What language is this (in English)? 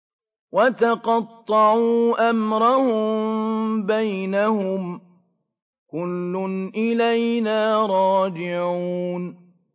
Arabic